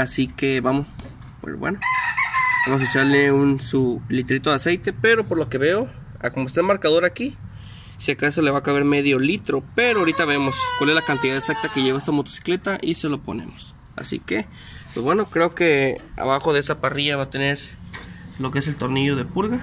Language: Spanish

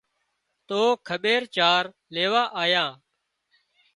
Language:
Wadiyara Koli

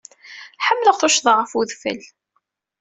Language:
Kabyle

